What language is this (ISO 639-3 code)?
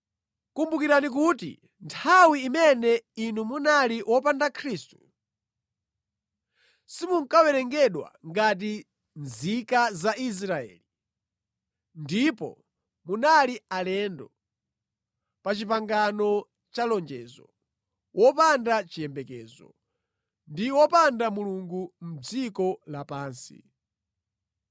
nya